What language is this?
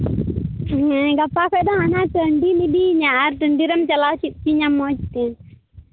Santali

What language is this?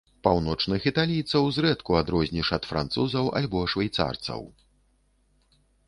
Belarusian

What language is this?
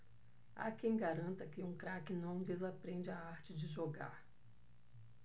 Portuguese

